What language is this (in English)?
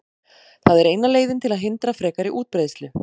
Icelandic